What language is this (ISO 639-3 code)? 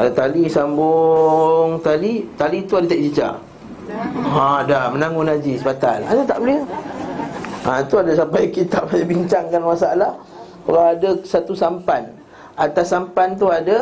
msa